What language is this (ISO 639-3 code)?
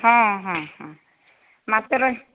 ori